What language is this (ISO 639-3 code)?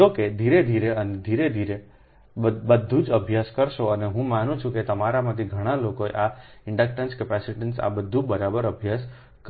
guj